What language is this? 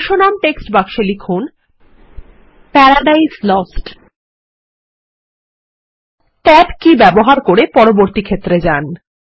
Bangla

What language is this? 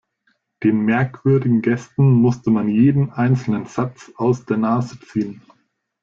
German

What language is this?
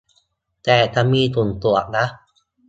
Thai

